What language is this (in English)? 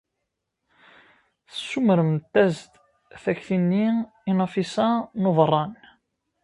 Kabyle